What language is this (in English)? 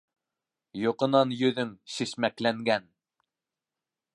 Bashkir